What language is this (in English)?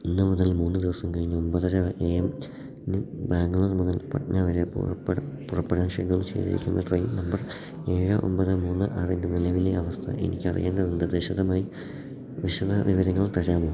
Malayalam